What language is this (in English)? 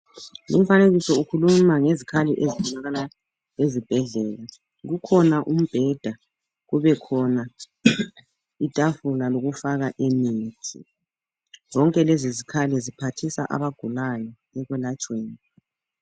North Ndebele